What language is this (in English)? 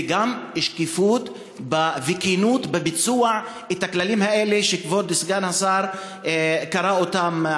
Hebrew